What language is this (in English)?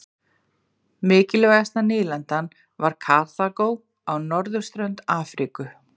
Icelandic